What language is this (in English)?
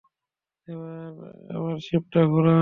Bangla